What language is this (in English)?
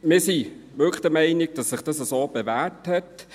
Swiss German